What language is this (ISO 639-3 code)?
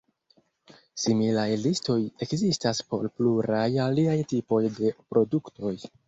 epo